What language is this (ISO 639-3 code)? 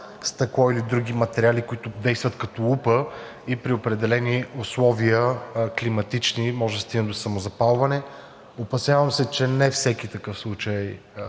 bul